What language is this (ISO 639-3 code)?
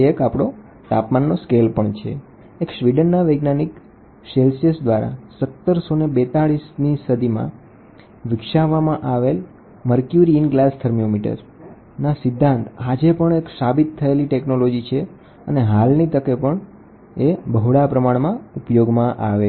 guj